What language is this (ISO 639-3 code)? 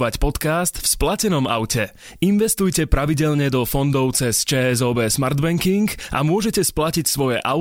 slk